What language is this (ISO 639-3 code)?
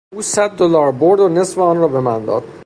fas